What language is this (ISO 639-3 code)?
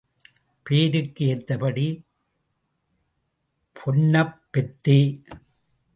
tam